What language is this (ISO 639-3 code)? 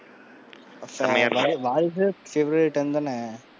tam